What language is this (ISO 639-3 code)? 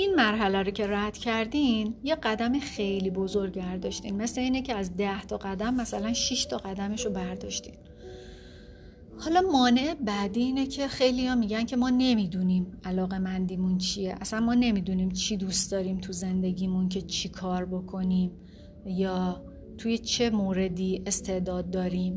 fas